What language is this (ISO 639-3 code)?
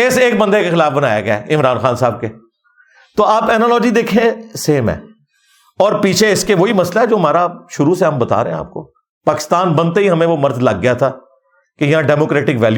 urd